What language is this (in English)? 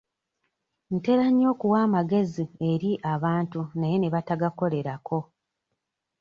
Ganda